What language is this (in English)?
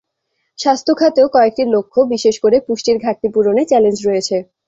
Bangla